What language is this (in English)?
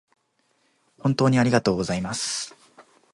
Japanese